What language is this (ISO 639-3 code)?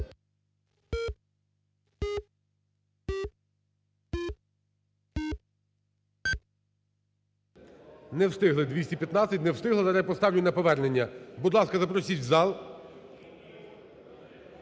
ukr